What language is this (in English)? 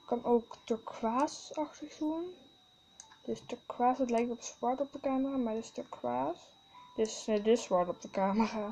Dutch